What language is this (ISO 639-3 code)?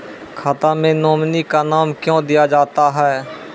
mai